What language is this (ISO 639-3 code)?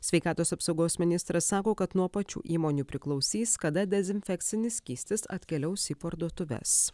lit